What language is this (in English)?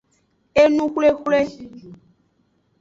Aja (Benin)